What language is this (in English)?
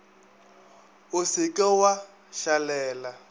Northern Sotho